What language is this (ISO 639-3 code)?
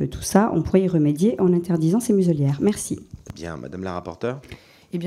fra